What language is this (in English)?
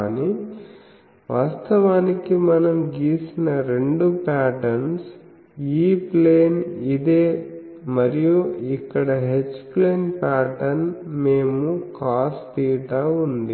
Telugu